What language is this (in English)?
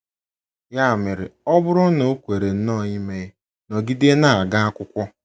Igbo